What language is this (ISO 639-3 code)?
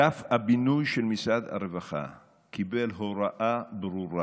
heb